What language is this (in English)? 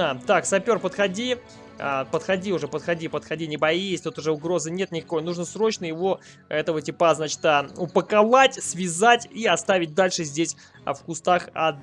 Russian